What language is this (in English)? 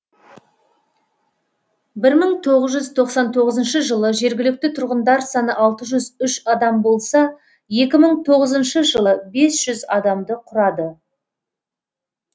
Kazakh